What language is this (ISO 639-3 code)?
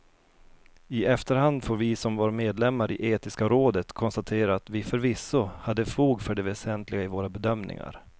swe